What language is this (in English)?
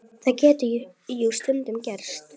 Icelandic